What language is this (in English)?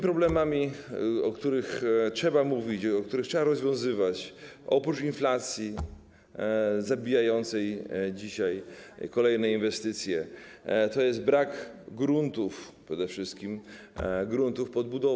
Polish